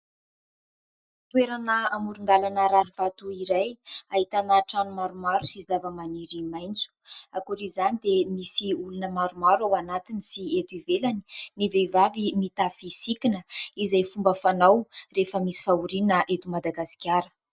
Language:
Malagasy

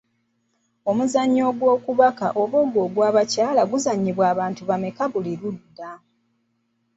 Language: Ganda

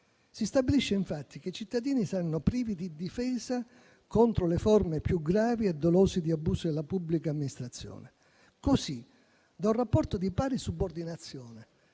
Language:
Italian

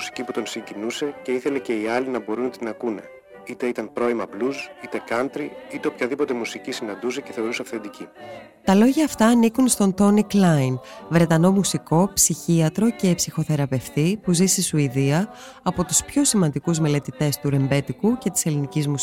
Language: Greek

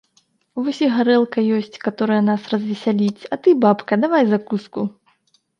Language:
Belarusian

